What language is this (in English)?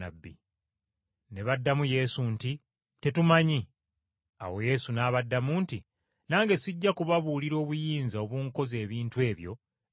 Ganda